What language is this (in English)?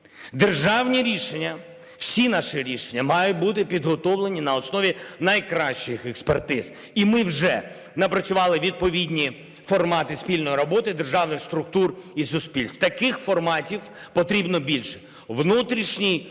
Ukrainian